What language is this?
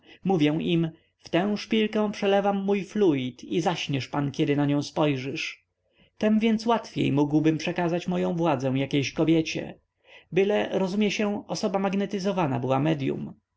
Polish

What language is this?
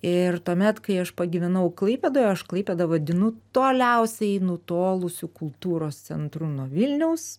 Lithuanian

